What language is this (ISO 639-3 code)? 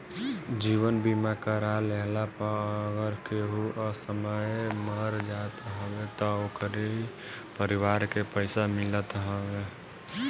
bho